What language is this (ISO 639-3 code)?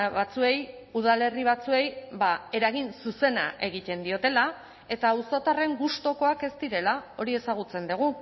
eus